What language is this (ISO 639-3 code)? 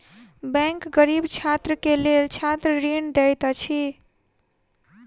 mai